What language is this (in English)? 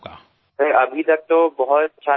Gujarati